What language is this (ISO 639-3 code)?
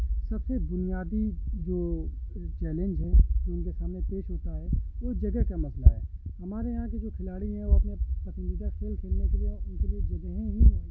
urd